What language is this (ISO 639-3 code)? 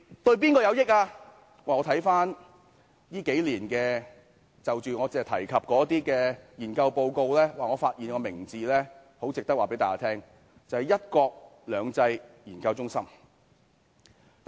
yue